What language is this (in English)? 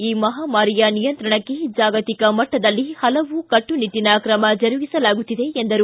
Kannada